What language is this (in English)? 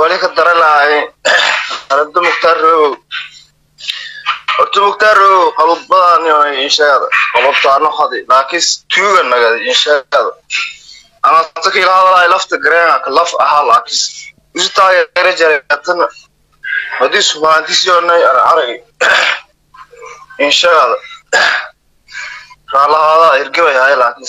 Arabic